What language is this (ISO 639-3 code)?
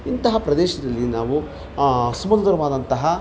kan